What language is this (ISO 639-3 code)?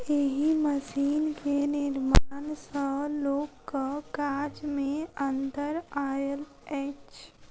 mai